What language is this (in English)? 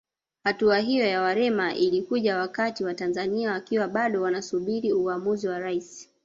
Swahili